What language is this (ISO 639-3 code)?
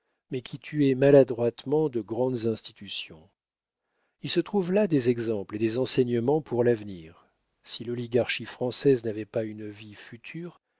fra